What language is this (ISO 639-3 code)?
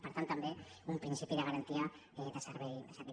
cat